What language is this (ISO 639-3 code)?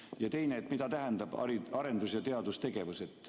est